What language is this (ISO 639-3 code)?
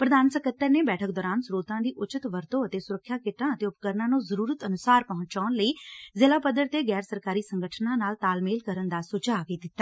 pan